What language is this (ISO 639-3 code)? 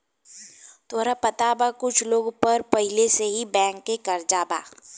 bho